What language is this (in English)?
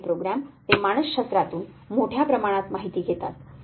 Marathi